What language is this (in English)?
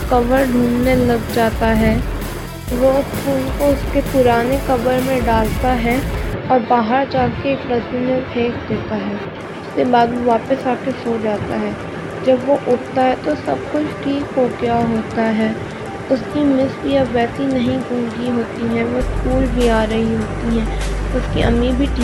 Urdu